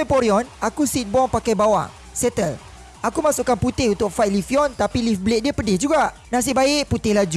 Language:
Malay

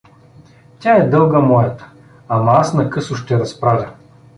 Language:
Bulgarian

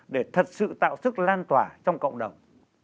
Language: Vietnamese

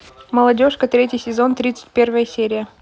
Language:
Russian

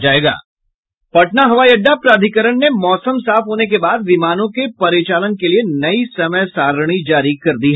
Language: Hindi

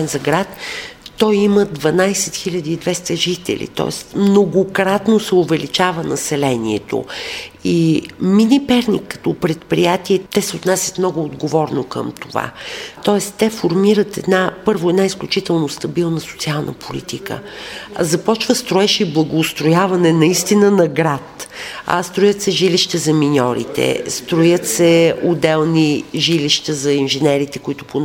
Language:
Bulgarian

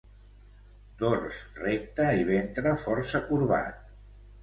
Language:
Catalan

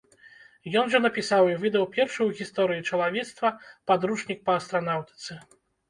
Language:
Belarusian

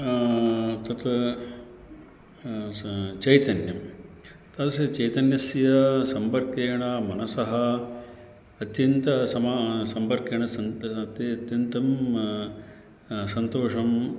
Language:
Sanskrit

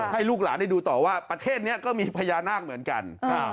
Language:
Thai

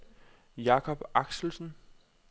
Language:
Danish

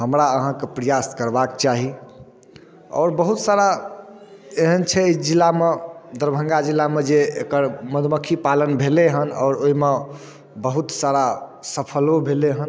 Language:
Maithili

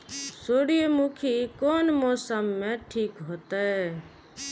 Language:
Maithili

